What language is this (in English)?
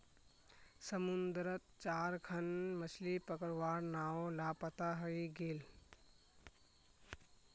Magahi